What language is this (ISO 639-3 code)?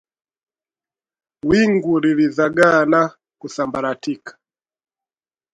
swa